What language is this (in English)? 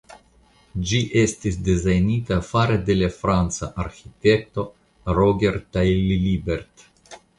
Esperanto